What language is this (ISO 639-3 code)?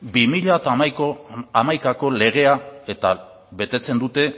eus